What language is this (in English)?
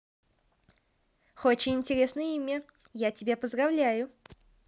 Russian